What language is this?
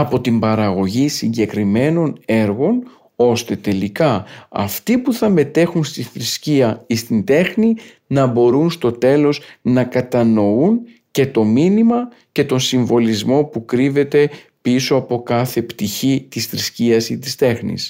Greek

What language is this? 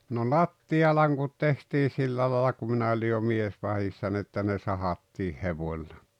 Finnish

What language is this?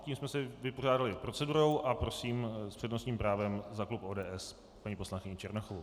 Czech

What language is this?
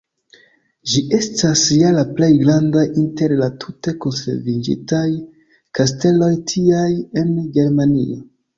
Esperanto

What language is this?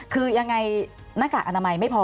Thai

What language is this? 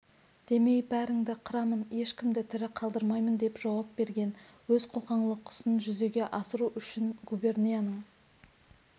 Kazakh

